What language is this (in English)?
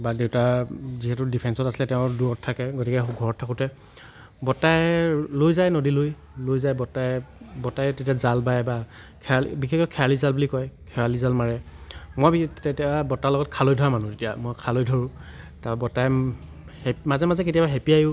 Assamese